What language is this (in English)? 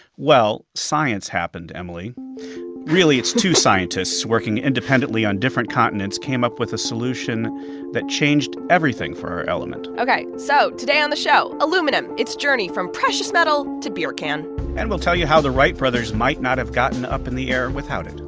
English